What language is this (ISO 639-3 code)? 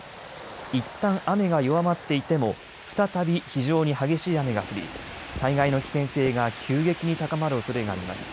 jpn